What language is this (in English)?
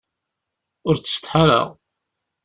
Kabyle